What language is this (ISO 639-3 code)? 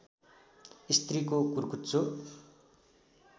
nep